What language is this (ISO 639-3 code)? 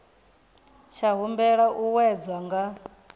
ven